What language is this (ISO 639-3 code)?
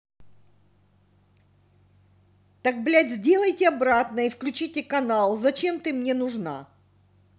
rus